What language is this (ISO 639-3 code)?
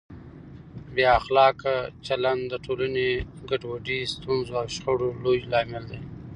pus